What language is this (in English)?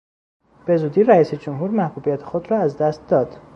Persian